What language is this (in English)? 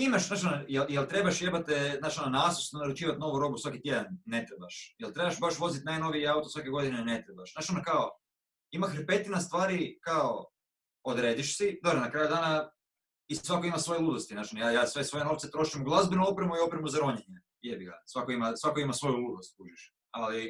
Croatian